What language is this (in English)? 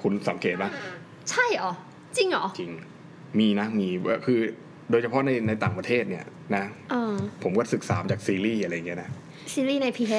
Thai